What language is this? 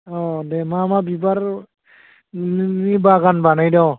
Bodo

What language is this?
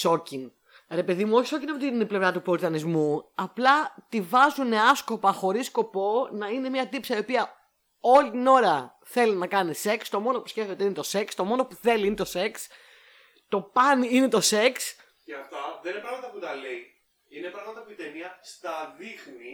Greek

